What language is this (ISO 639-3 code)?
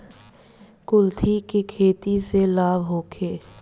bho